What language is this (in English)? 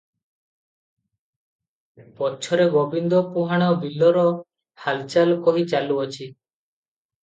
Odia